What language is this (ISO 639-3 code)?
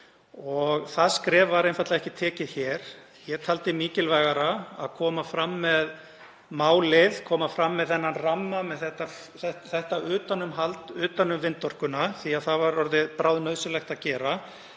isl